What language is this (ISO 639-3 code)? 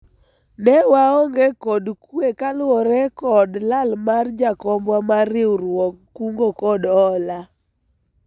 luo